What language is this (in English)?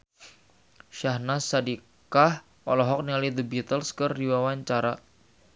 Sundanese